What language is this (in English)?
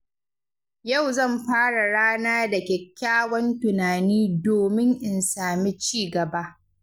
Hausa